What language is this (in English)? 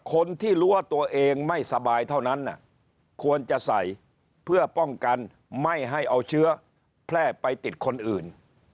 Thai